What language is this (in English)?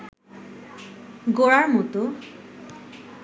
Bangla